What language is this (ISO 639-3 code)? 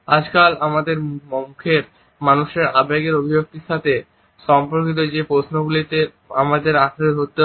ben